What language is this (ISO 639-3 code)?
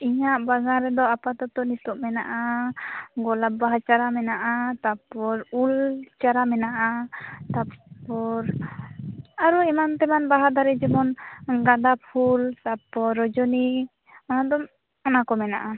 sat